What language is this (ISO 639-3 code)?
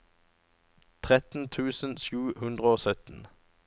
nor